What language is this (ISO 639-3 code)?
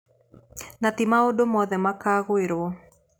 kik